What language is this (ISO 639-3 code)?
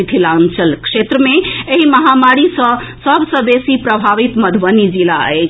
mai